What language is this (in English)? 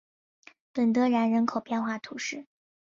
Chinese